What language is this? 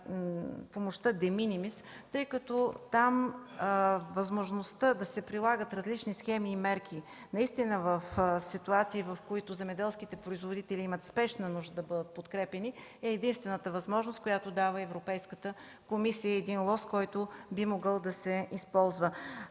Bulgarian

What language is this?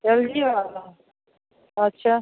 Hindi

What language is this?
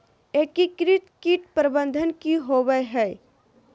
Magahi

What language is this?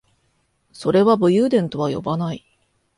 Japanese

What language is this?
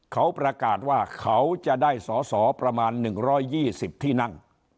Thai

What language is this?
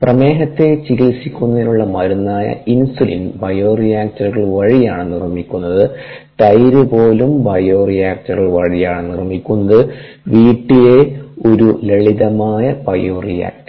Malayalam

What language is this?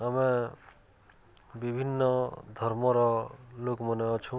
Odia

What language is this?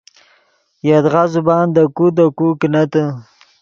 Yidgha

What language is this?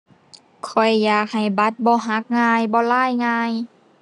Thai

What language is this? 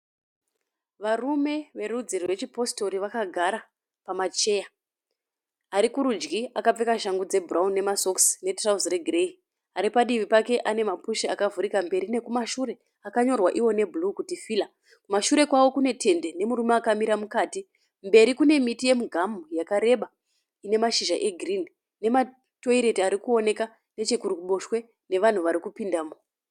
Shona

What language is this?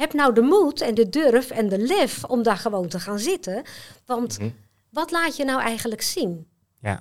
Dutch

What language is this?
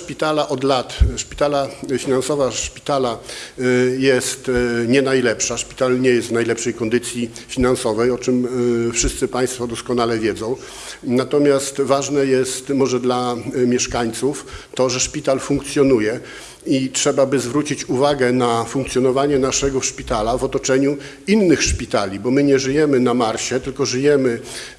Polish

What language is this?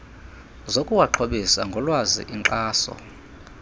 Xhosa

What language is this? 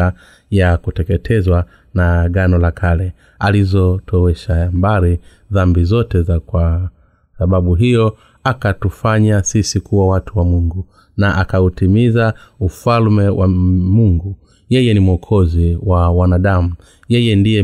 Swahili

